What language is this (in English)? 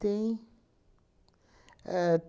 Portuguese